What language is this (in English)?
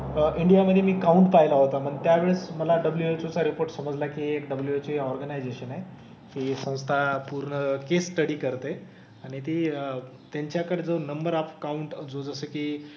Marathi